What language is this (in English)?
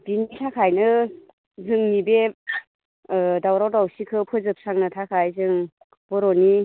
Bodo